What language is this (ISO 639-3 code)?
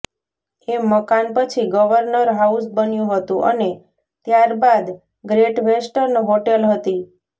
guj